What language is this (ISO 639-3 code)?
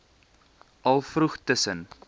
afr